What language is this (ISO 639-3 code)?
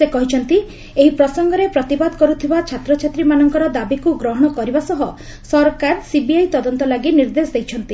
ori